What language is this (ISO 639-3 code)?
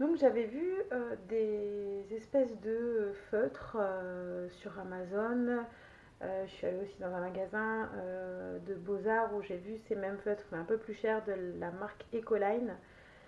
fra